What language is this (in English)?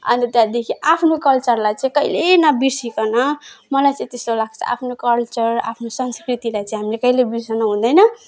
Nepali